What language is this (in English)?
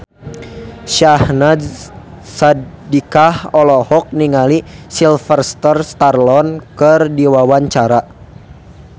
Sundanese